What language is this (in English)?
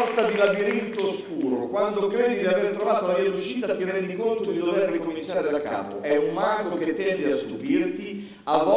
Italian